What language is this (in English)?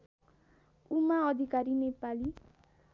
Nepali